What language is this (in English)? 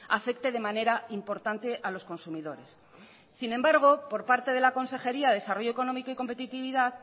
Spanish